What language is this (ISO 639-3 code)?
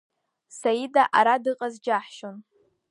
abk